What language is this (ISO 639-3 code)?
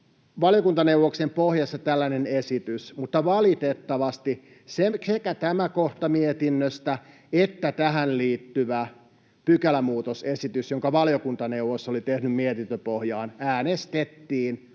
fin